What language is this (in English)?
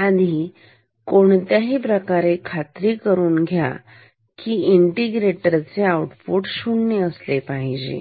Marathi